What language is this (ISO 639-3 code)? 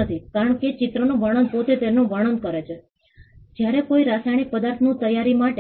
guj